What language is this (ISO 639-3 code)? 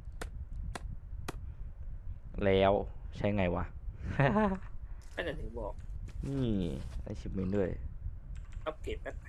tha